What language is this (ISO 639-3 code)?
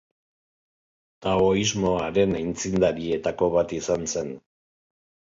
eus